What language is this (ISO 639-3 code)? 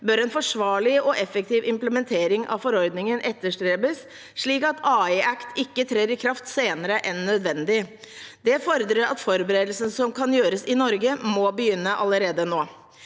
nor